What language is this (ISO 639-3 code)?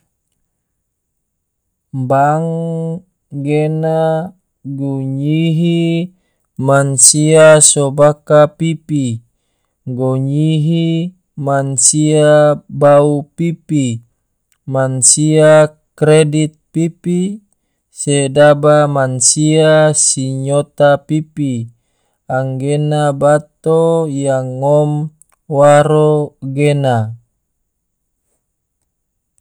tvo